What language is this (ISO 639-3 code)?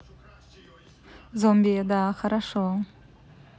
rus